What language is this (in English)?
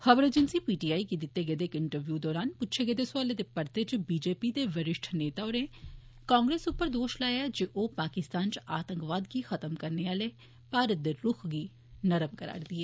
Dogri